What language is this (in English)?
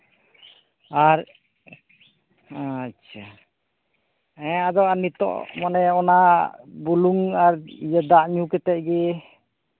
Santali